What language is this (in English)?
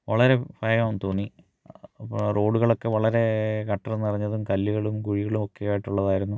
Malayalam